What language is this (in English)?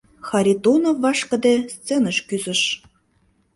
Mari